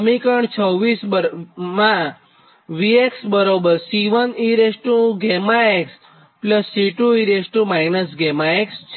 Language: Gujarati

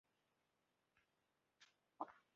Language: Chinese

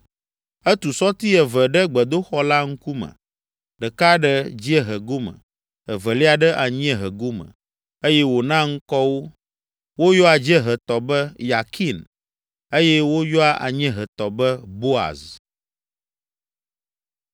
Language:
Ewe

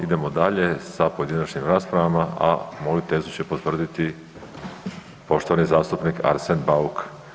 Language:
Croatian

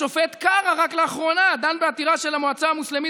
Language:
Hebrew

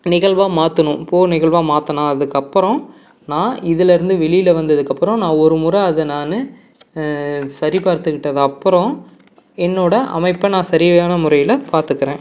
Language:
Tamil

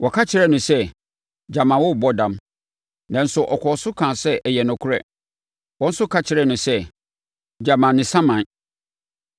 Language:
Akan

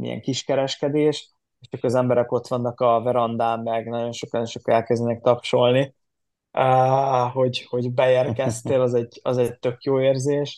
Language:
Hungarian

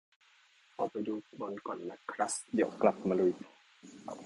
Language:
Thai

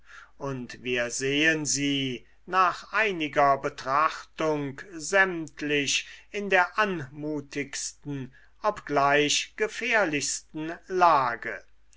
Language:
German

